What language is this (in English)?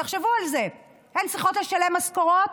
Hebrew